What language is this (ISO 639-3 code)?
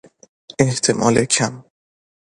fas